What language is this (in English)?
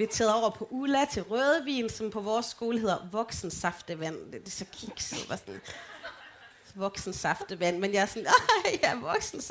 Danish